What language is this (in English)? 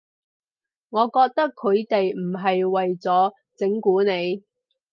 Cantonese